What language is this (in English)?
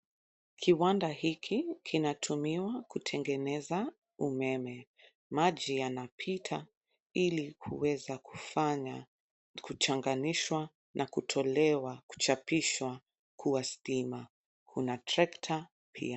Swahili